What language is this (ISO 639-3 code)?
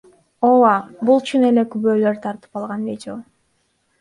kir